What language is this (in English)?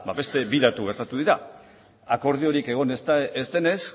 Basque